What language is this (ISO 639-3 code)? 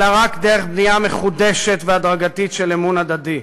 heb